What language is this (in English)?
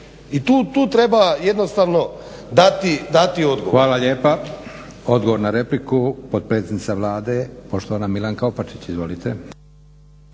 Croatian